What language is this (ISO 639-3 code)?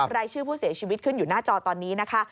tha